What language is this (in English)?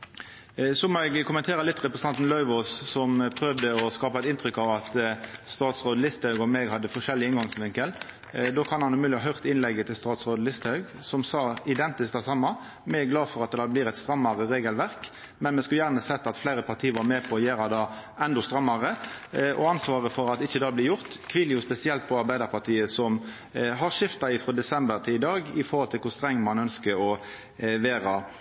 Norwegian Nynorsk